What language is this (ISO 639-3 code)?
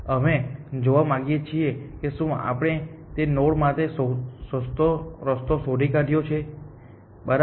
guj